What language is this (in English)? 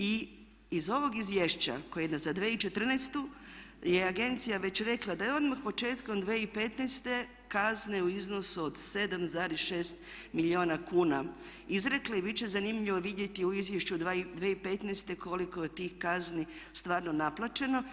Croatian